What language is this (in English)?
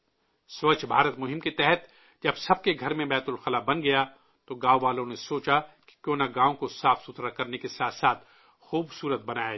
Urdu